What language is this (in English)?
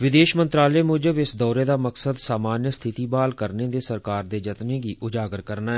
Dogri